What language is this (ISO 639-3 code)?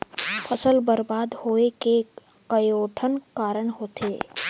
hne